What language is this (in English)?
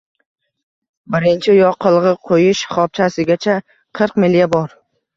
Uzbek